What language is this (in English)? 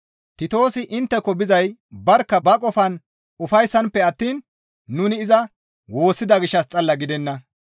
Gamo